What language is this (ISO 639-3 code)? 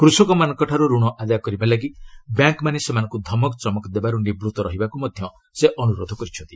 ori